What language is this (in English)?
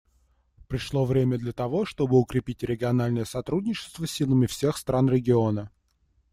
Russian